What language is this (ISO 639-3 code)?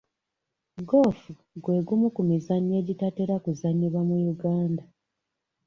lug